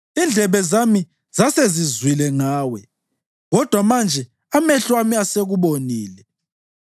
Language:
North Ndebele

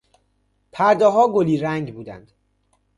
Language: Persian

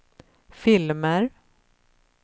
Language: Swedish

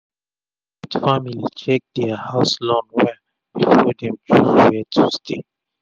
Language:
Nigerian Pidgin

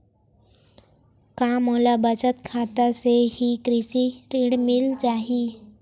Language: Chhattisgarhi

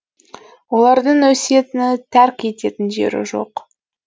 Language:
Kazakh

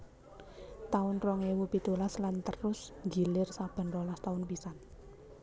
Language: Javanese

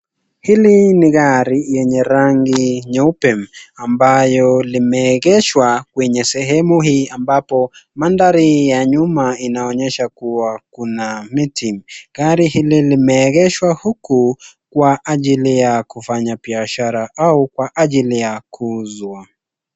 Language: Swahili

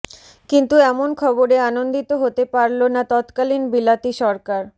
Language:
Bangla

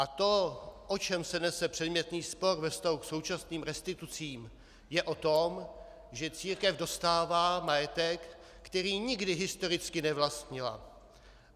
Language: Czech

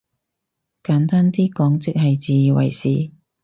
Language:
Cantonese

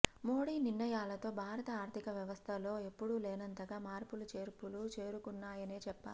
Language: Telugu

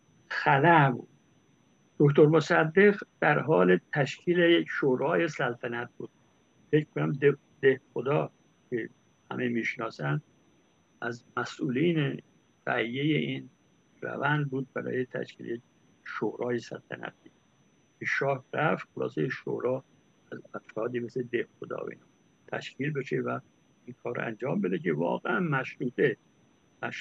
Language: Persian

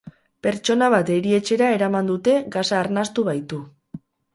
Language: Basque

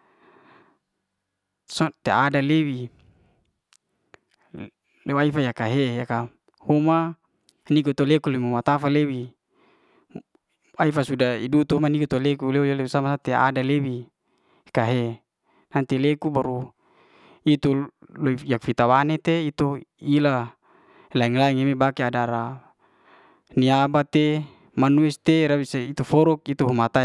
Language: Liana-Seti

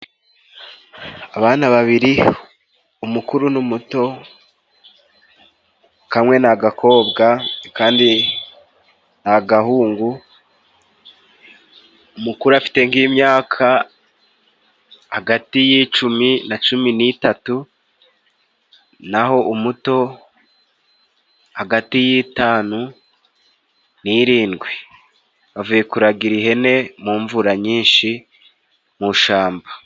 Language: Kinyarwanda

